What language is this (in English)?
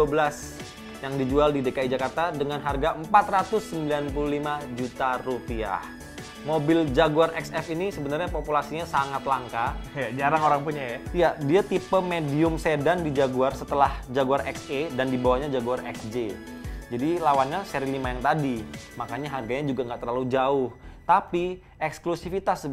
Indonesian